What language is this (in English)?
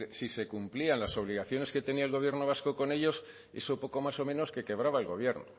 Spanish